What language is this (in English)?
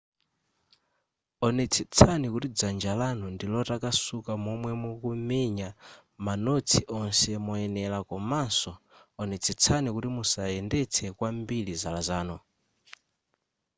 Nyanja